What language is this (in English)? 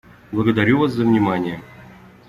Russian